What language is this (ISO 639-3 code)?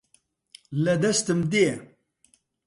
ckb